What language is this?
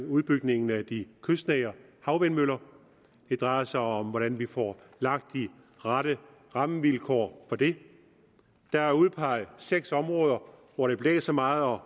Danish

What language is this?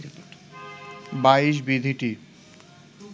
Bangla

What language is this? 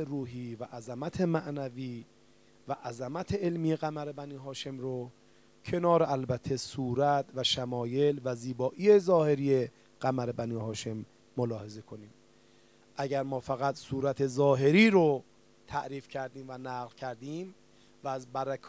Persian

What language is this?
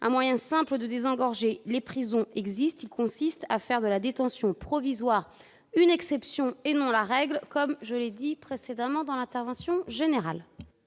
French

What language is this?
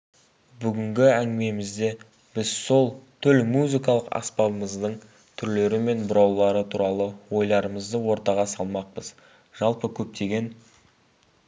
Kazakh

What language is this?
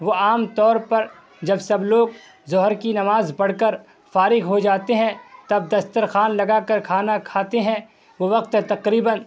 Urdu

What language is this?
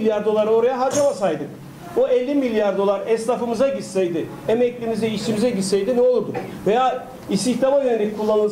Turkish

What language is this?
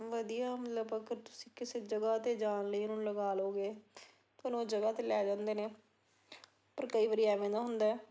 Punjabi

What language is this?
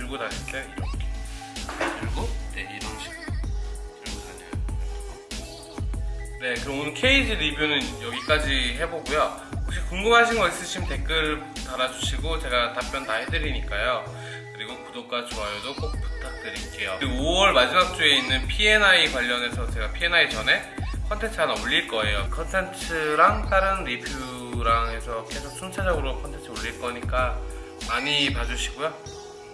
Korean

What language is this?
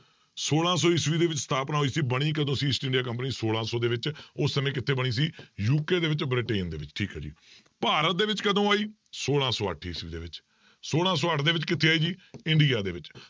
Punjabi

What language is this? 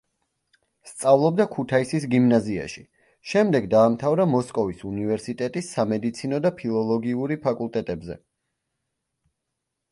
Georgian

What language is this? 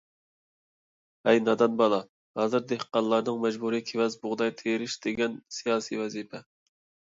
Uyghur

